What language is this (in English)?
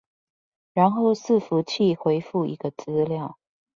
Chinese